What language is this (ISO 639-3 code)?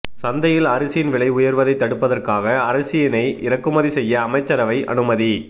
tam